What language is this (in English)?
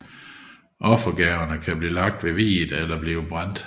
Danish